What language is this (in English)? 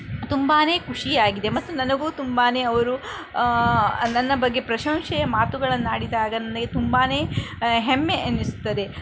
Kannada